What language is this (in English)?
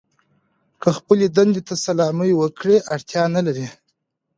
Pashto